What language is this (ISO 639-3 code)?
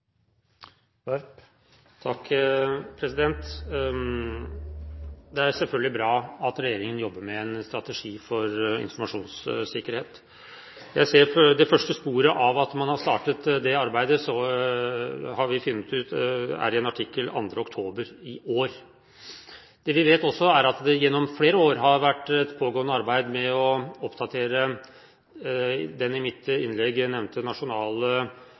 nob